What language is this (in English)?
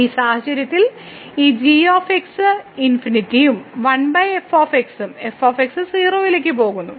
Malayalam